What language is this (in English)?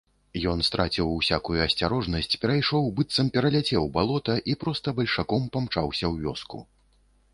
Belarusian